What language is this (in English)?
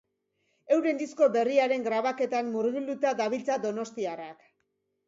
Basque